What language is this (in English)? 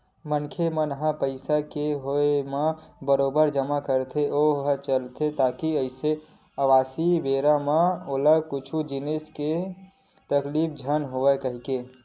Chhattisgarhi